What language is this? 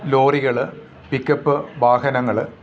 Malayalam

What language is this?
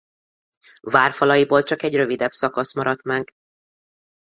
Hungarian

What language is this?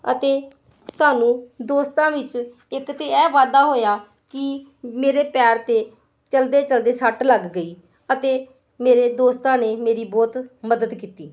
Punjabi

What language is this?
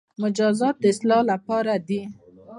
Pashto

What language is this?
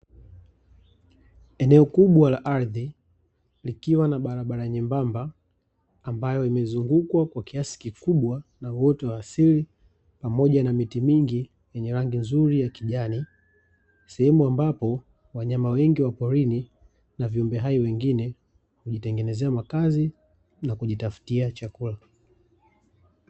Swahili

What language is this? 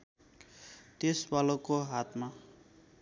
Nepali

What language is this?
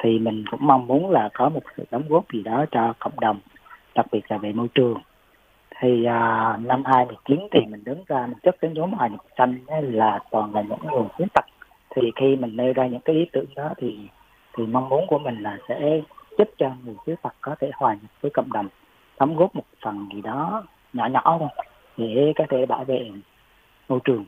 Vietnamese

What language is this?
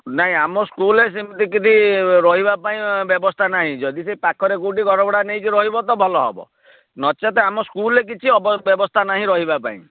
Odia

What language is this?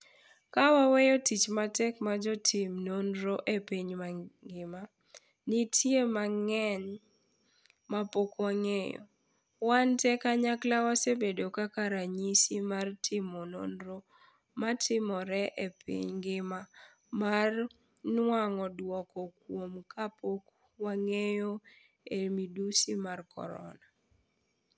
Luo (Kenya and Tanzania)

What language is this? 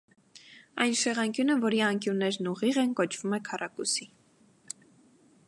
Armenian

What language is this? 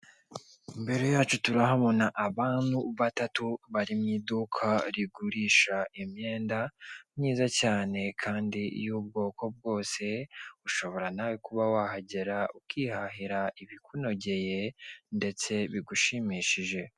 Kinyarwanda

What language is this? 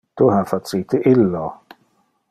Interlingua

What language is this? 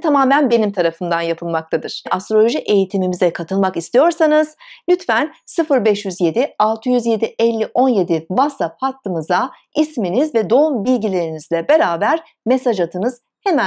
Turkish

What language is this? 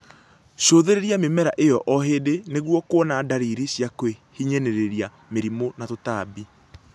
Kikuyu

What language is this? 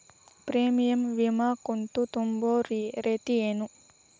Kannada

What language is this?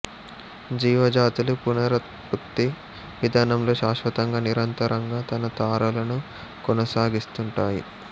Telugu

